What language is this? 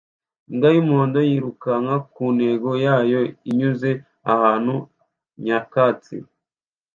Kinyarwanda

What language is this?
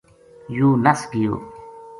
Gujari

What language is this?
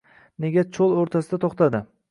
Uzbek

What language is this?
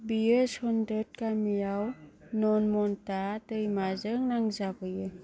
Bodo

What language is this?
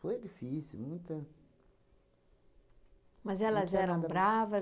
Portuguese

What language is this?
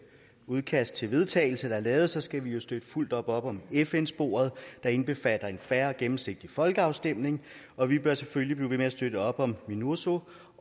Danish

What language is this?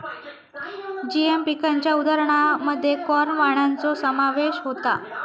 Marathi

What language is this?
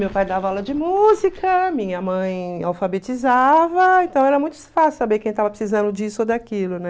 Portuguese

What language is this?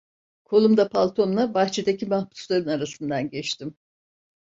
Turkish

